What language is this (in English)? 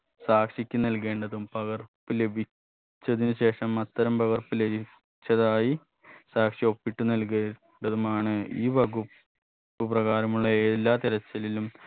Malayalam